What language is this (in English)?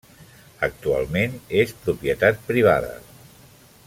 Catalan